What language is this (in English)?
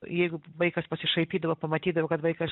Lithuanian